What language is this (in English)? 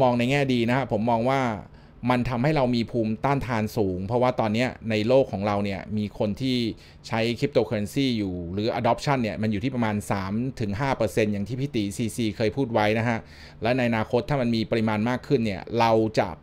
Thai